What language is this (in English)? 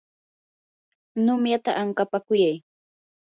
Yanahuanca Pasco Quechua